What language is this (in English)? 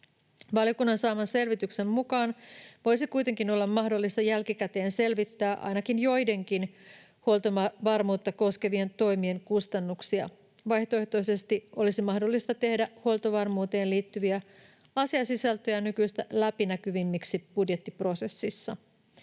Finnish